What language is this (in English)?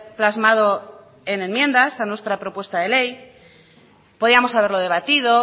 Spanish